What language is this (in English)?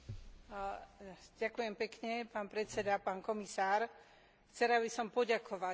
Slovak